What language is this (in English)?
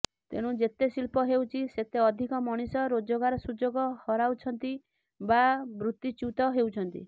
Odia